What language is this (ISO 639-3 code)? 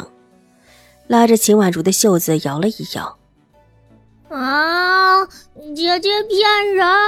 zho